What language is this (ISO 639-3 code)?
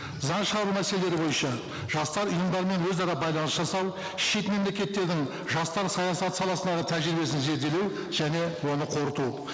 kaz